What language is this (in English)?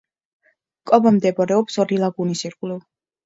Georgian